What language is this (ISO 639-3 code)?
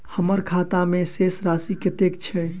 mai